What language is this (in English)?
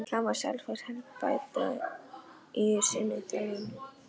Icelandic